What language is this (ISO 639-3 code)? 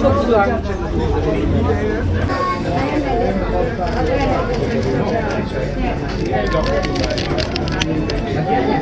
tur